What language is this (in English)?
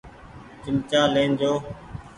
Goaria